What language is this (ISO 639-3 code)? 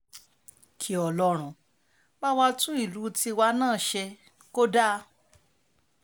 yor